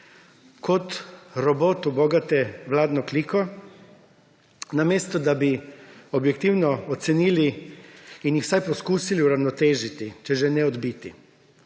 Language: Slovenian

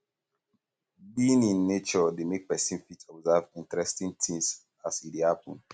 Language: Nigerian Pidgin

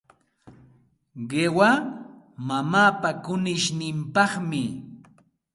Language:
Santa Ana de Tusi Pasco Quechua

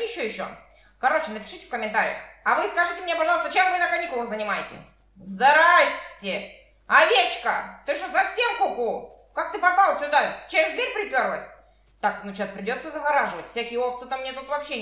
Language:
Russian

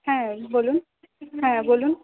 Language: Bangla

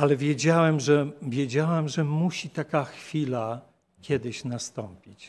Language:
Polish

